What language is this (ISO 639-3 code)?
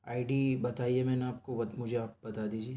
urd